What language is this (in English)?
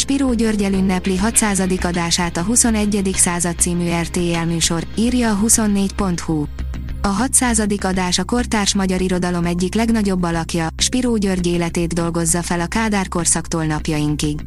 Hungarian